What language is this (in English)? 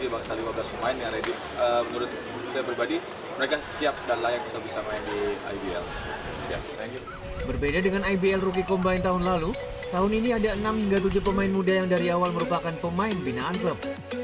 Indonesian